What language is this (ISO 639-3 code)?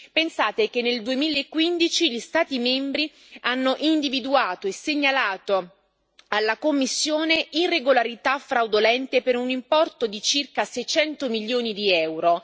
ita